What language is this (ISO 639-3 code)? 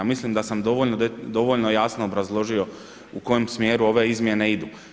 hrv